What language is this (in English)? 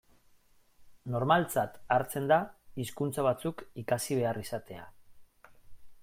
Basque